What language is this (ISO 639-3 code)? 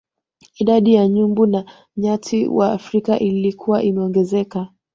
swa